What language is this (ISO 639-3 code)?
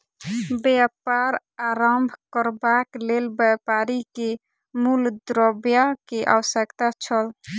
mai